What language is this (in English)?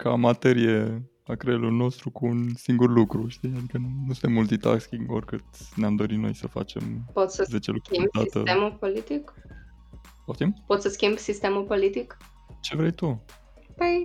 Romanian